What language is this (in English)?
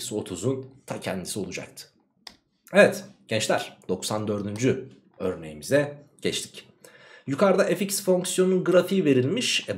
Turkish